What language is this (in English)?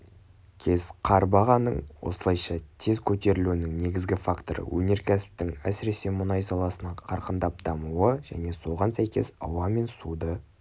Kazakh